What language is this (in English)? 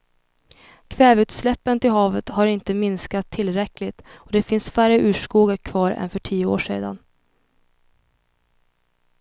Swedish